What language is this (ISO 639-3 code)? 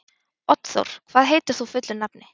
isl